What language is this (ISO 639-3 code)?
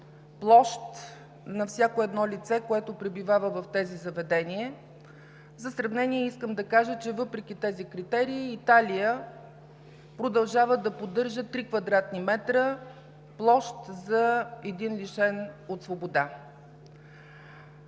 bul